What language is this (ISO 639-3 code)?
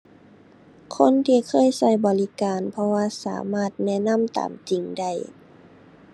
tha